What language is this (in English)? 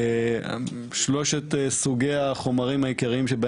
Hebrew